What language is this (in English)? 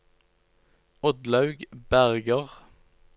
Norwegian